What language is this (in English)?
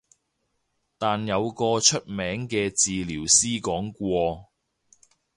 Cantonese